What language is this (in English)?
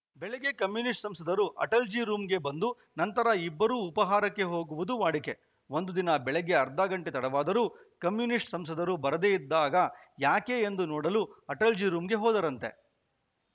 Kannada